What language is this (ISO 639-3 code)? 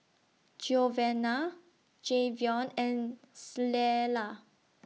eng